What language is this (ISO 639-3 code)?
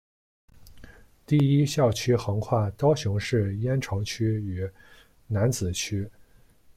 zho